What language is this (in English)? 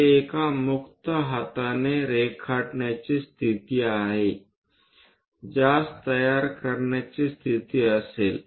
Marathi